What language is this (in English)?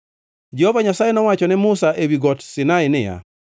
Luo (Kenya and Tanzania)